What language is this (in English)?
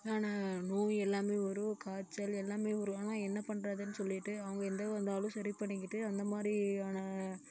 Tamil